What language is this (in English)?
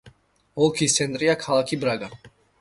Georgian